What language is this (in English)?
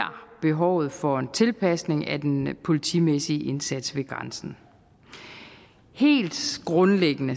Danish